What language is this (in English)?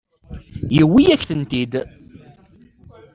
Kabyle